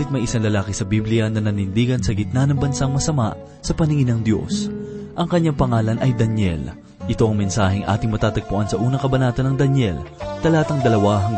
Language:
Filipino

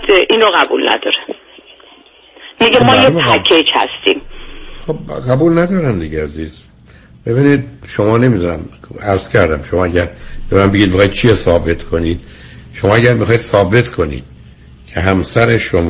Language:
Persian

